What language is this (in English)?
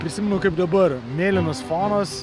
Lithuanian